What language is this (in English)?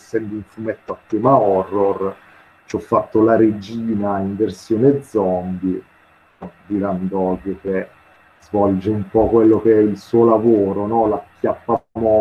Italian